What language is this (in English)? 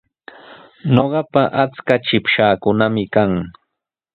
Sihuas Ancash Quechua